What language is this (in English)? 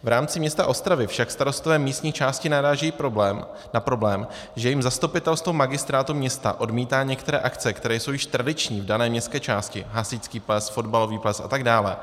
Czech